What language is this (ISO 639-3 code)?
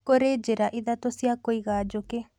kik